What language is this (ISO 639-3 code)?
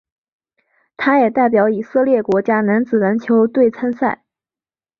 zho